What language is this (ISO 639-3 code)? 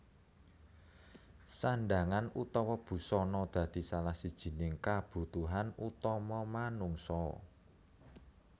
jav